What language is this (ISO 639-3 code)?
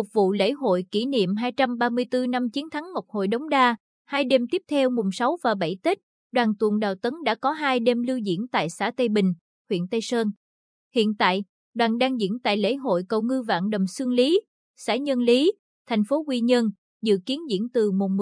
vie